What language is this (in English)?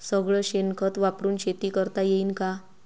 Marathi